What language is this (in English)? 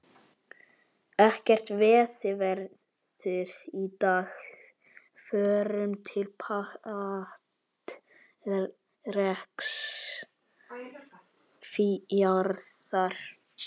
Icelandic